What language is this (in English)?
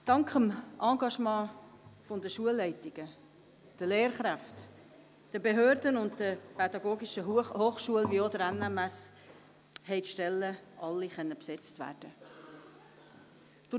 Swiss German